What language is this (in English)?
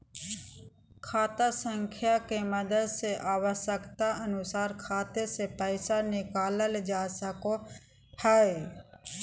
Magahi